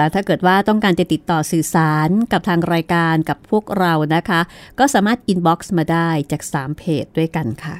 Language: Thai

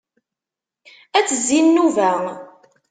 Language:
Kabyle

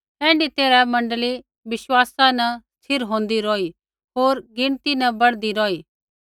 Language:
Kullu Pahari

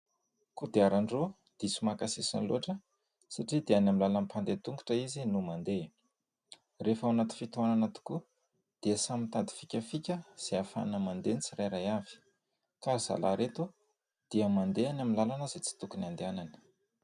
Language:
Malagasy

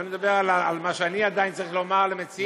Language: Hebrew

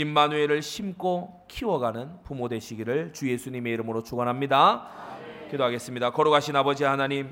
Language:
Korean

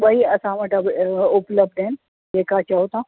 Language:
Sindhi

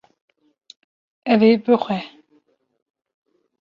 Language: Kurdish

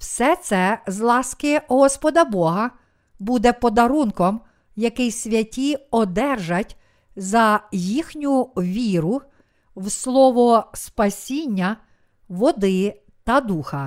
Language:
Ukrainian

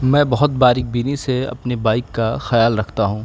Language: Urdu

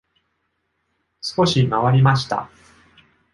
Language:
Japanese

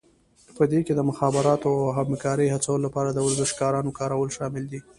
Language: Pashto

